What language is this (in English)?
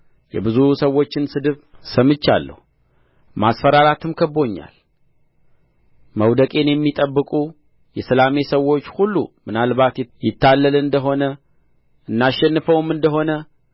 Amharic